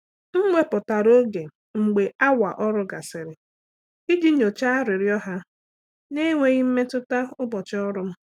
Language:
Igbo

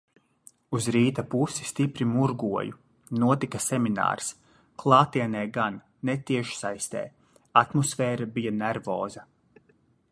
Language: Latvian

